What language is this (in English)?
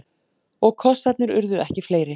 Icelandic